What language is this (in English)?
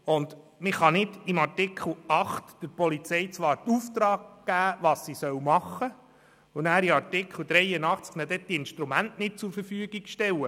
Swiss German